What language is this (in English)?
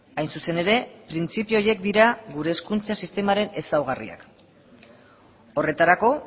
Basque